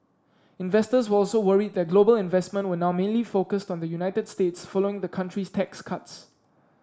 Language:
English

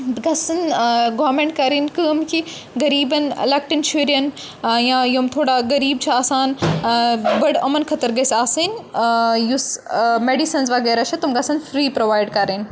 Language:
Kashmiri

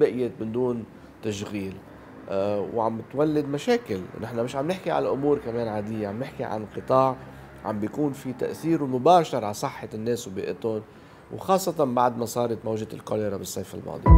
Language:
Arabic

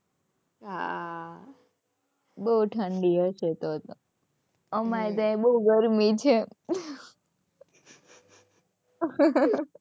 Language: Gujarati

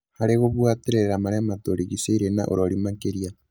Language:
Kikuyu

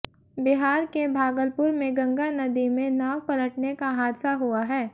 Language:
Hindi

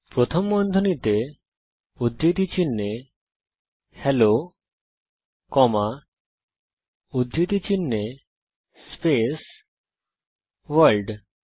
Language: Bangla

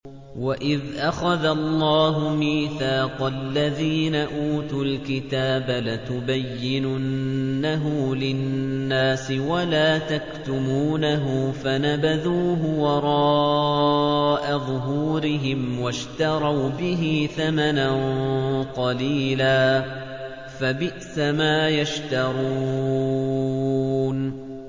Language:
Arabic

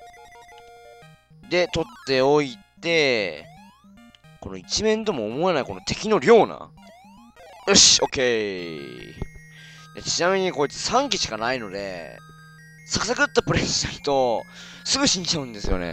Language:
Japanese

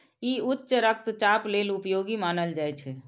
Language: Maithili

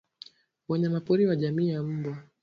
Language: Swahili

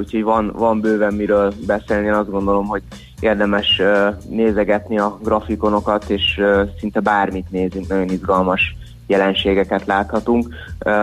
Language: Hungarian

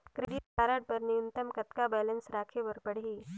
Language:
Chhattisgarhi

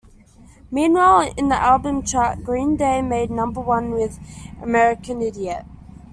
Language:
English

